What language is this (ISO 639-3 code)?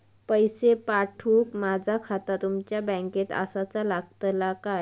mar